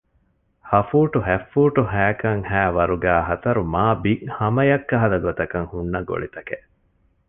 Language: Divehi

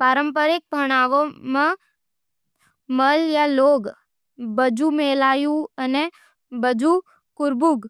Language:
Nimadi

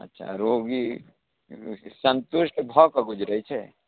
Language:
Maithili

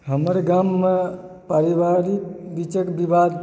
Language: Maithili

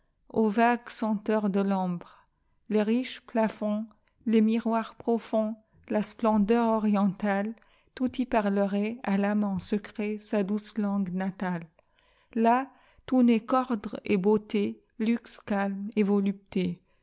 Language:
French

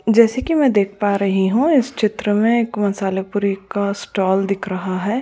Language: Hindi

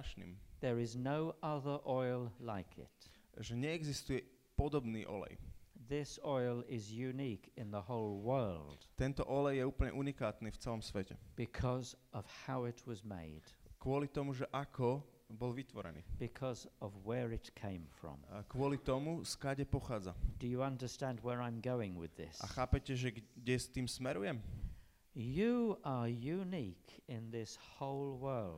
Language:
Slovak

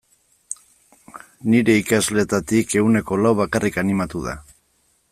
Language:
Basque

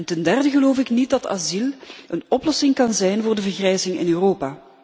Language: Dutch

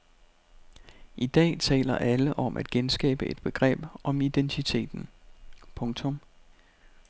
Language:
Danish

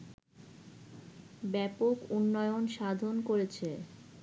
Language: Bangla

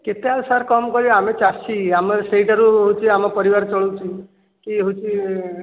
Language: Odia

